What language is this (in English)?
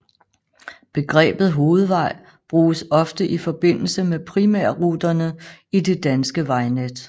Danish